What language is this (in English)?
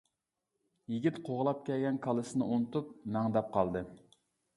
Uyghur